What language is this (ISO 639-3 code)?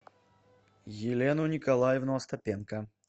rus